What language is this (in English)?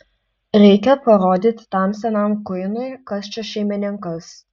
Lithuanian